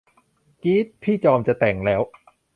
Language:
Thai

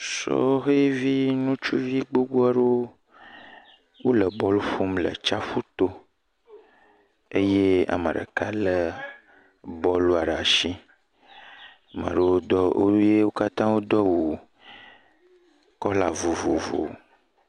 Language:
Ewe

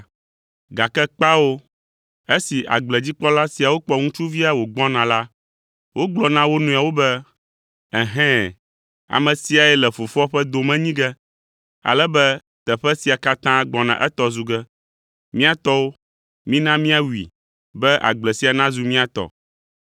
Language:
Ewe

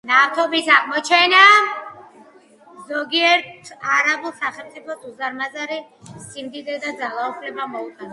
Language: Georgian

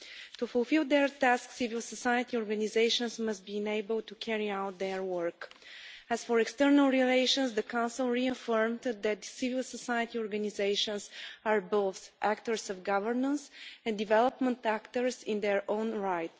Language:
English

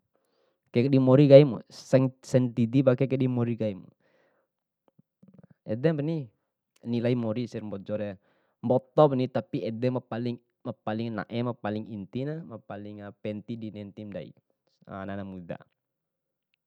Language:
Bima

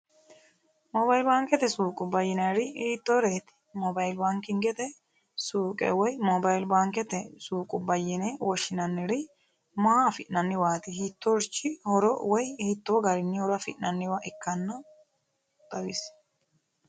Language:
Sidamo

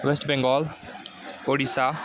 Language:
Nepali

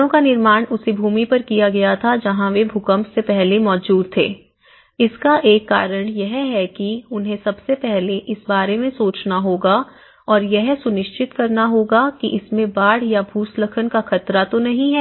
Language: Hindi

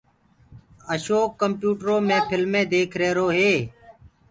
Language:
Gurgula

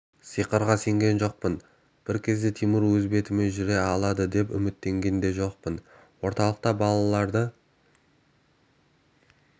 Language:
Kazakh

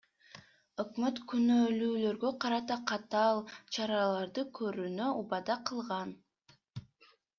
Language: Kyrgyz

